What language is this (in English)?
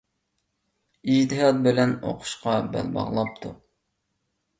Uyghur